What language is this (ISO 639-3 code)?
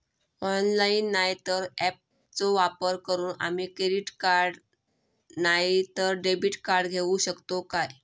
mar